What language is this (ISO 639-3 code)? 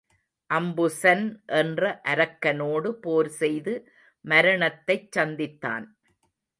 tam